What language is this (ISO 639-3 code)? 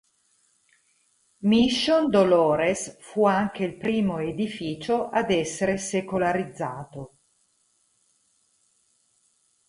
ita